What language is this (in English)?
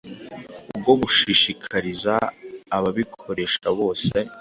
Kinyarwanda